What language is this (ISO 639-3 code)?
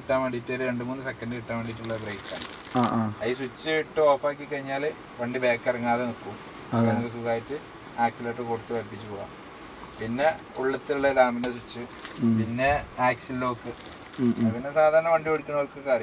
ita